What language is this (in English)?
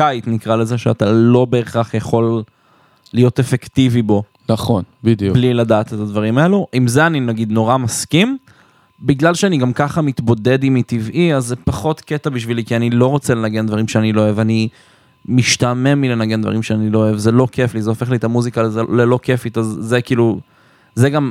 Hebrew